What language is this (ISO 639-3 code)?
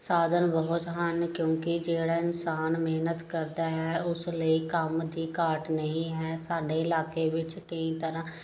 pan